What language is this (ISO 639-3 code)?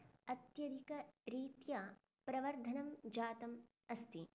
san